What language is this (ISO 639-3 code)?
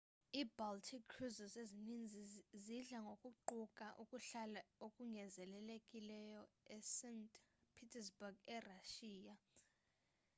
xho